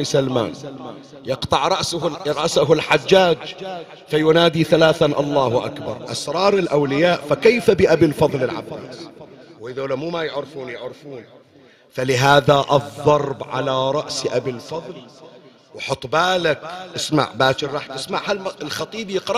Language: Arabic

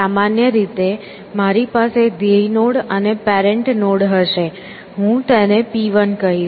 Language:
Gujarati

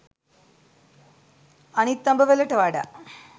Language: Sinhala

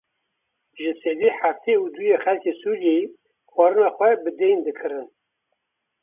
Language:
Kurdish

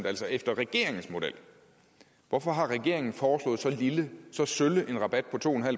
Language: Danish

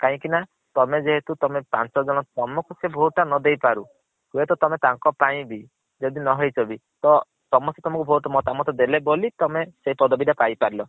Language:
Odia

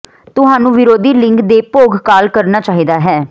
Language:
Punjabi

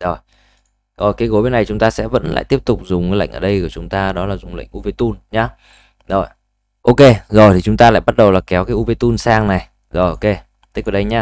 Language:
Vietnamese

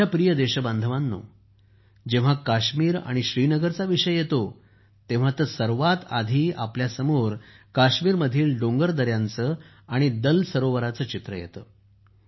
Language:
Marathi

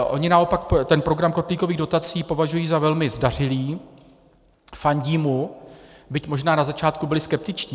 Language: Czech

